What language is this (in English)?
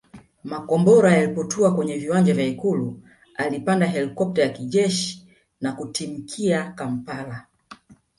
Swahili